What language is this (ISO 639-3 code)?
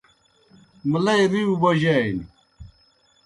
plk